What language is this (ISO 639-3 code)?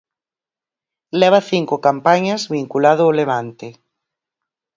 glg